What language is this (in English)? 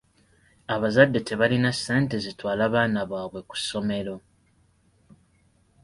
Ganda